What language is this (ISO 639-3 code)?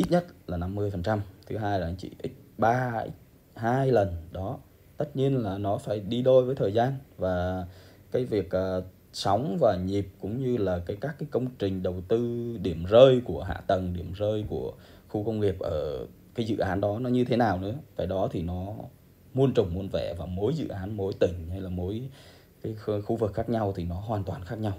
vie